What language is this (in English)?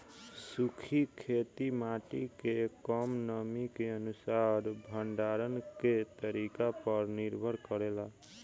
Bhojpuri